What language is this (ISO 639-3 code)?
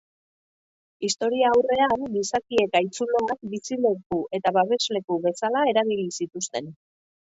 eus